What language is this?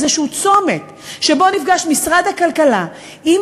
Hebrew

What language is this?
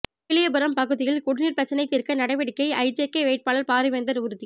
Tamil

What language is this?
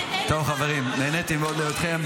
Hebrew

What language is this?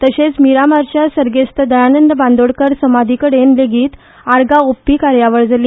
Konkani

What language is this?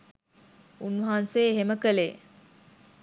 Sinhala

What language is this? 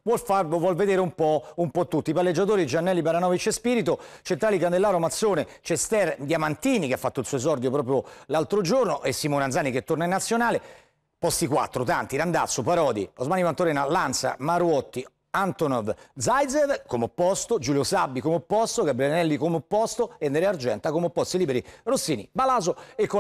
Italian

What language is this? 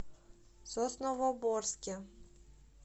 Russian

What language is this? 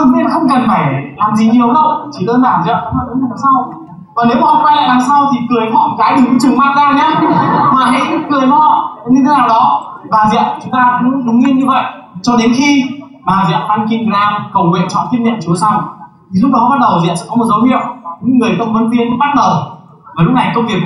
Vietnamese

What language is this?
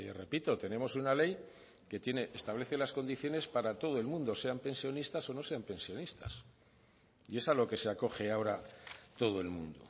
Spanish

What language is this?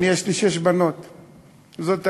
Hebrew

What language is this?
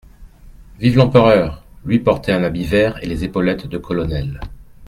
French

